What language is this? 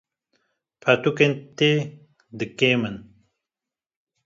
Kurdish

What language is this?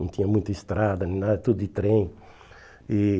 Portuguese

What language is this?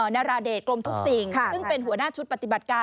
Thai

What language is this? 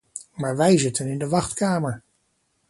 Dutch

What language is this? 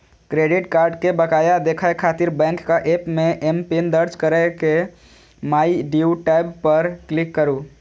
Maithili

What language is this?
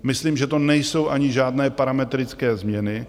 Czech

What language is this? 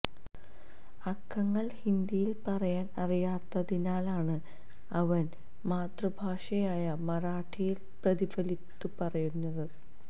Malayalam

